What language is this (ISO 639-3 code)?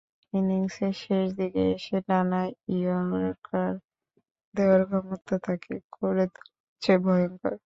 ben